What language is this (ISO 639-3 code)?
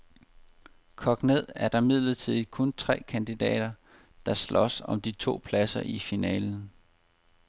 dan